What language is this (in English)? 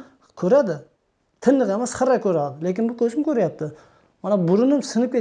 Turkish